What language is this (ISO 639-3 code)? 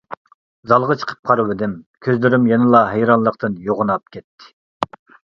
uig